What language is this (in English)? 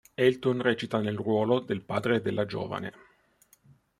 Italian